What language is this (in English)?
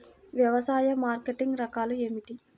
Telugu